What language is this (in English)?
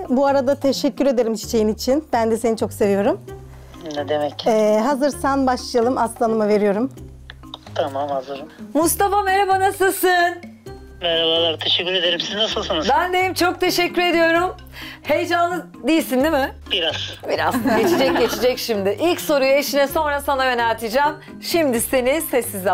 Turkish